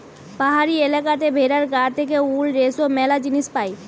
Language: Bangla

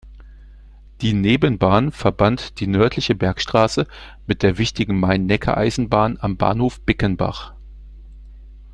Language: German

